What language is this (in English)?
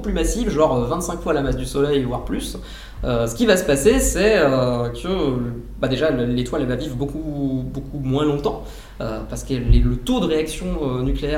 French